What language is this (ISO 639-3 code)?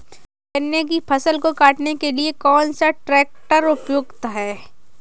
hin